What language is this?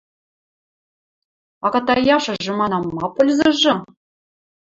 Western Mari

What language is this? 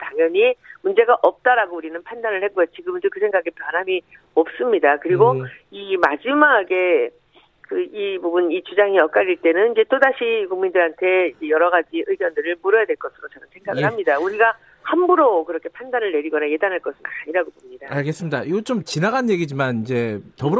Korean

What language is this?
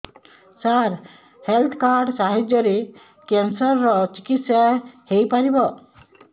Odia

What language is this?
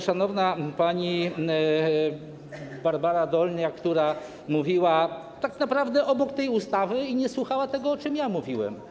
Polish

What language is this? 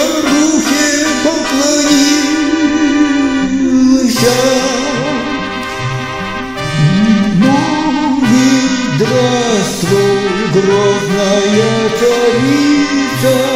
Romanian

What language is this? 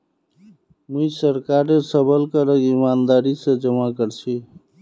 Magahi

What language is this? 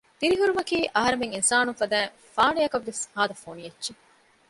Divehi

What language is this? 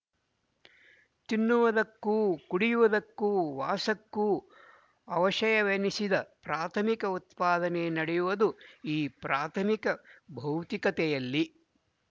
Kannada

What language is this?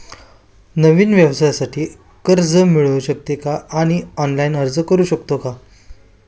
Marathi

